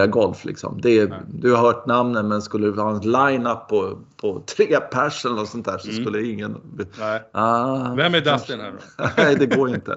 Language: Swedish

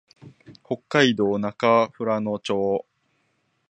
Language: Japanese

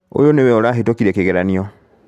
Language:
Kikuyu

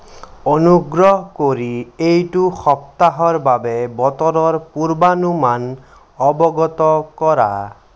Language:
Assamese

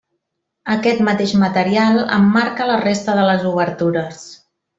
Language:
Catalan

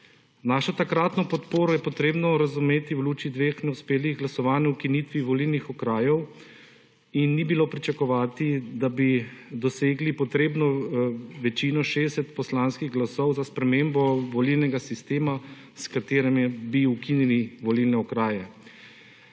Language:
Slovenian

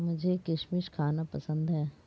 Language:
Hindi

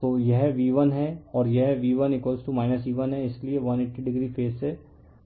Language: Hindi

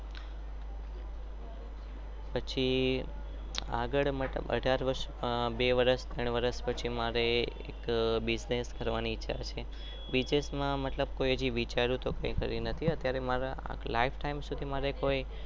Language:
Gujarati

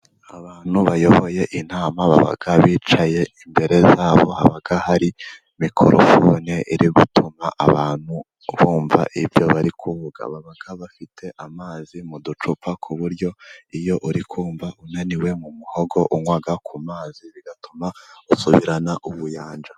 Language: Kinyarwanda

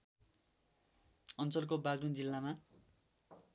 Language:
Nepali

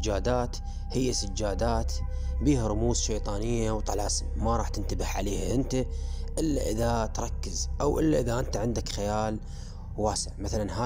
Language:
Arabic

